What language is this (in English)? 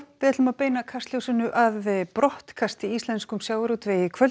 Icelandic